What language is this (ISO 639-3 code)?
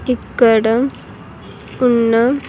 tel